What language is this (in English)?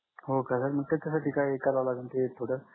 Marathi